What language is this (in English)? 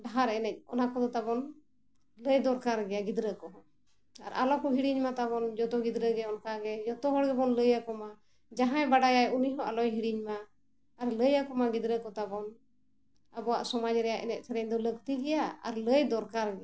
Santali